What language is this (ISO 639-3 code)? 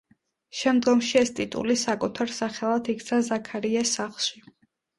kat